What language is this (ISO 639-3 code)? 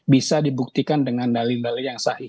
ind